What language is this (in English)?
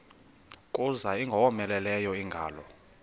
Xhosa